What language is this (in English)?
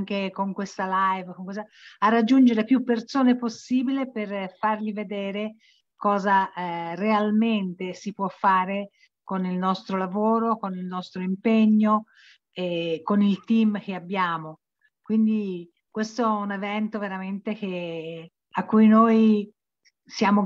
Italian